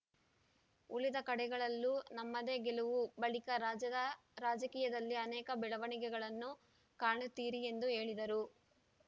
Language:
Kannada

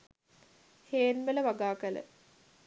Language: Sinhala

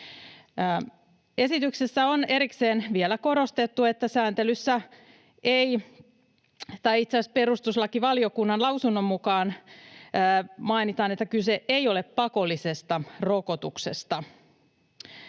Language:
Finnish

